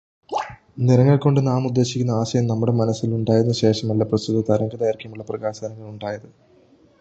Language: Malayalam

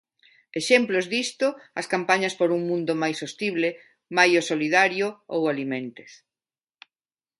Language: Galician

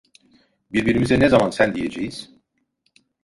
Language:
Turkish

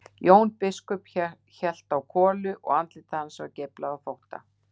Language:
Icelandic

